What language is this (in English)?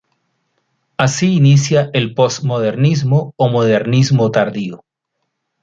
Spanish